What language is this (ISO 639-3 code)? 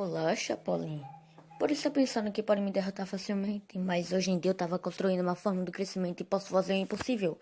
por